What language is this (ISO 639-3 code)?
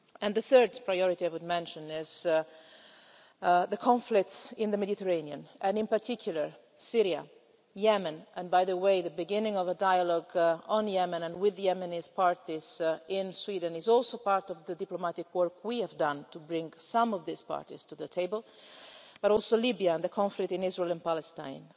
eng